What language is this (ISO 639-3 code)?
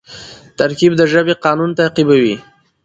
pus